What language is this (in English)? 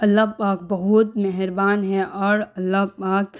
Urdu